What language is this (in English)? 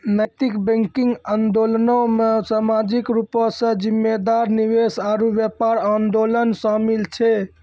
Maithili